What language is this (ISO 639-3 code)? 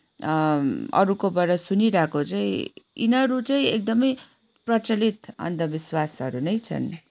nep